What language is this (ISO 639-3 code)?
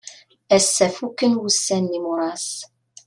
kab